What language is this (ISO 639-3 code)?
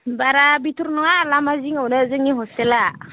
brx